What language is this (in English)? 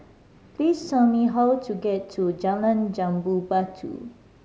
English